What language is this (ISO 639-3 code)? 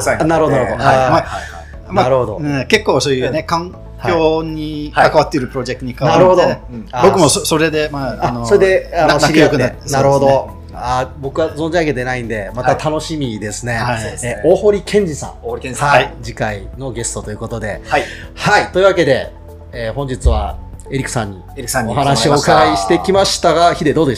jpn